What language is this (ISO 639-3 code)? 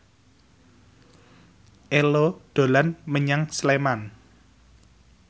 jav